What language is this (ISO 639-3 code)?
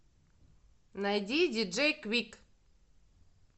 rus